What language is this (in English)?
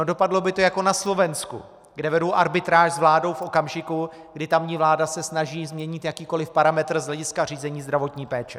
Czech